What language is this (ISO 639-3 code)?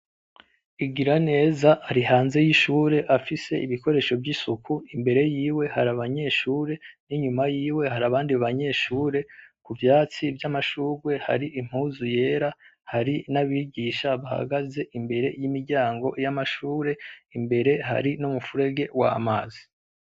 run